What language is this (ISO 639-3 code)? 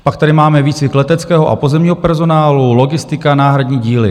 ces